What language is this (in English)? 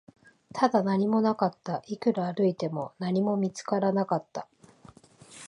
Japanese